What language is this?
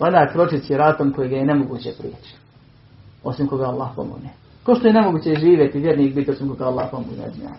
Croatian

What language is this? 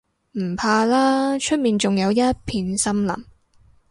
Cantonese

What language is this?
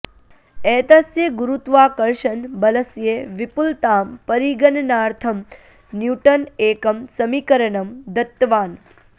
Sanskrit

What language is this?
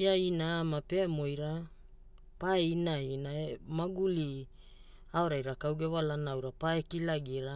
Hula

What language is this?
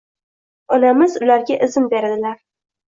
Uzbek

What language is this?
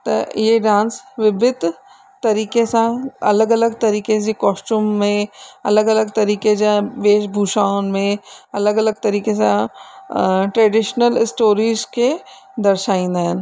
Sindhi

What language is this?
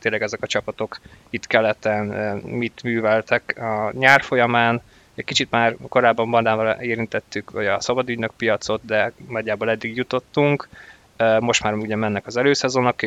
Hungarian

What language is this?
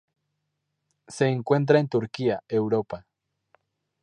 Spanish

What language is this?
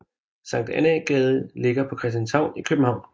Danish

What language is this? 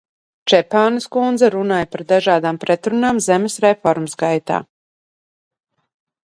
Latvian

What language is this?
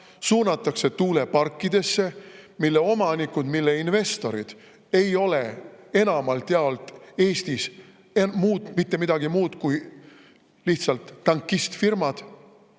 Estonian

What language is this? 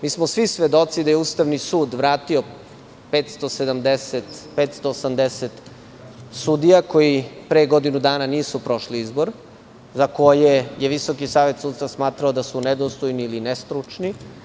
Serbian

